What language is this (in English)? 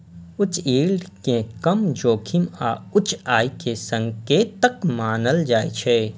Maithili